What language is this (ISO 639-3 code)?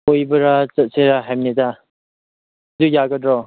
mni